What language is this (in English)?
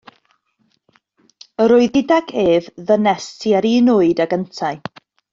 Welsh